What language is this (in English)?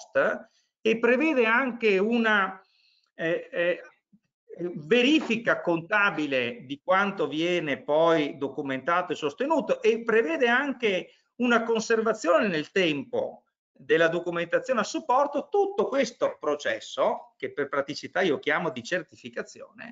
Italian